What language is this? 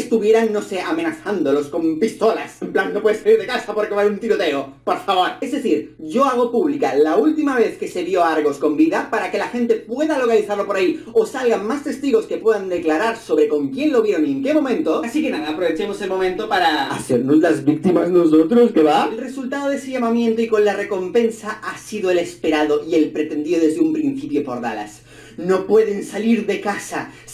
Spanish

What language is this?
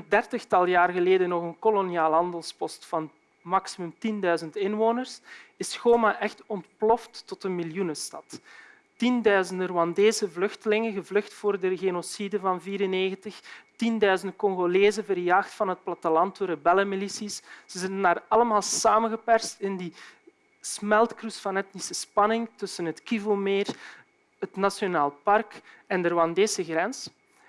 Dutch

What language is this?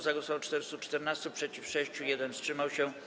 Polish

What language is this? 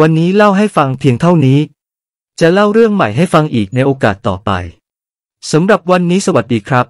Thai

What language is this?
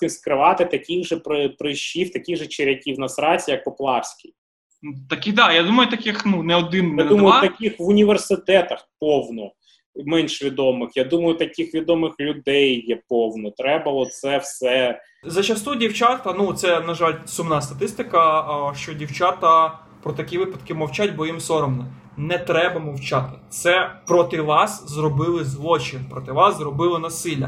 Ukrainian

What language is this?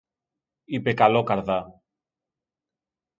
Greek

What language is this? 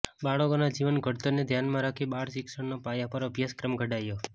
Gujarati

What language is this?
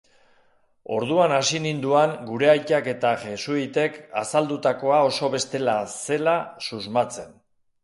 Basque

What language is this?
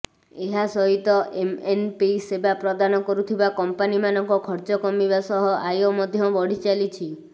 Odia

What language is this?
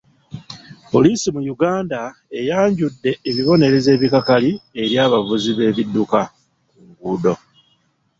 Ganda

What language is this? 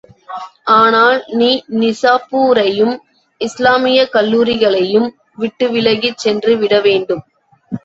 Tamil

